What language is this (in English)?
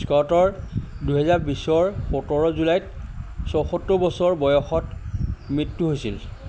Assamese